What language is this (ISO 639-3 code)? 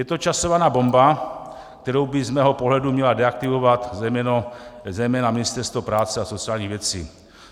ces